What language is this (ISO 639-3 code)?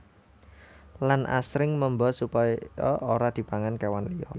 jav